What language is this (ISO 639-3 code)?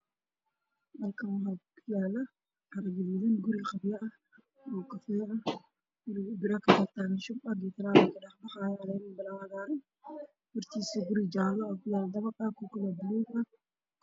som